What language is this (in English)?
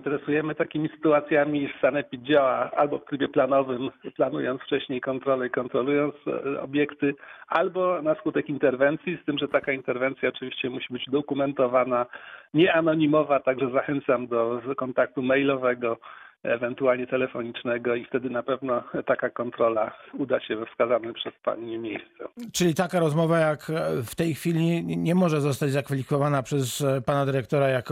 Polish